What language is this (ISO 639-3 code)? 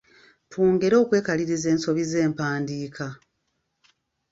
lug